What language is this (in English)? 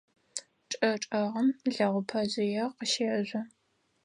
Adyghe